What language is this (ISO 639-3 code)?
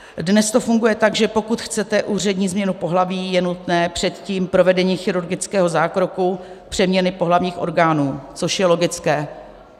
ces